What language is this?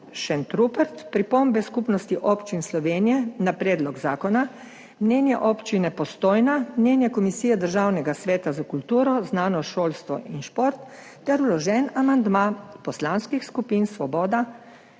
Slovenian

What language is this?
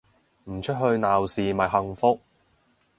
Cantonese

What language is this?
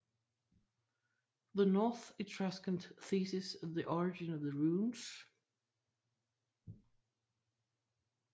Danish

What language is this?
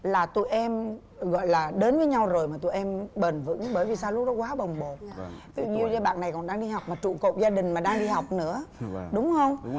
Vietnamese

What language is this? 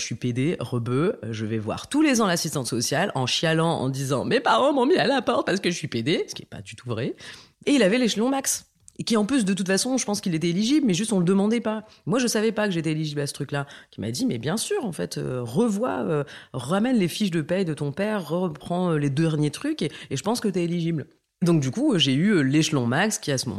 French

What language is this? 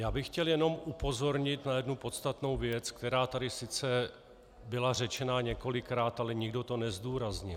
Czech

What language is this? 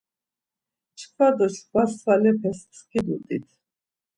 Laz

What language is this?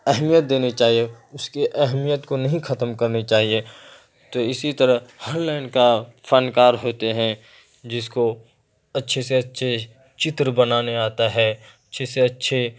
Urdu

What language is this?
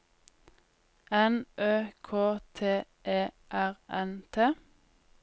Norwegian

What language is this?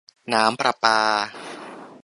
Thai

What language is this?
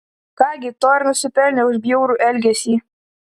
Lithuanian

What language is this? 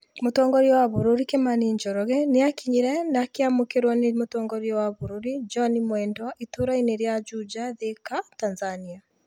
Kikuyu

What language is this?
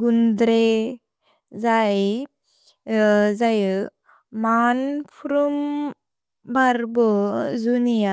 Bodo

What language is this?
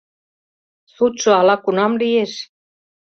Mari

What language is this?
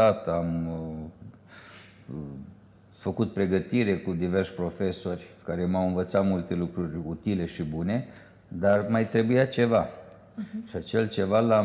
Romanian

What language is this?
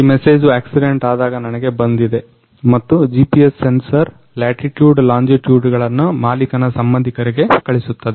Kannada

